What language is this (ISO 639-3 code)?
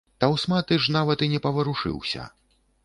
bel